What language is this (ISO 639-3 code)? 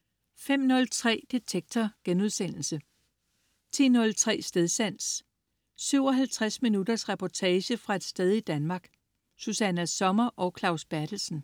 dan